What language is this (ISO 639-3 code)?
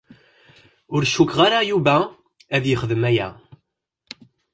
kab